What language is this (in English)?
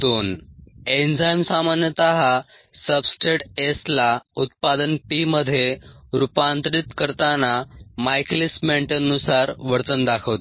Marathi